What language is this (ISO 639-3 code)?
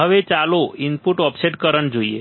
guj